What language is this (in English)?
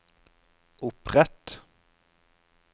Norwegian